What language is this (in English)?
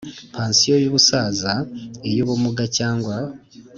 Kinyarwanda